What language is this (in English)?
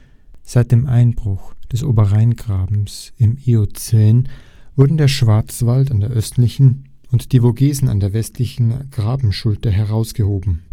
German